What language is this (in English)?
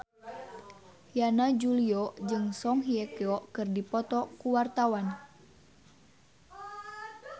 Sundanese